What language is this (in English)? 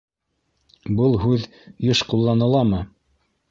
Bashkir